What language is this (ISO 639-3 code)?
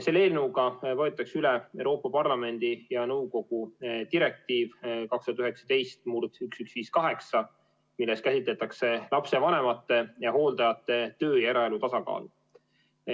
est